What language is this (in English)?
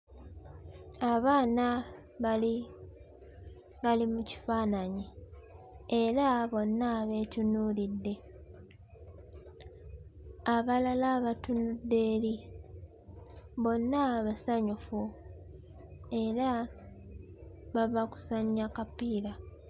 Ganda